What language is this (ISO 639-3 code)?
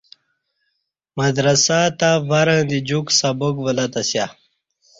bsh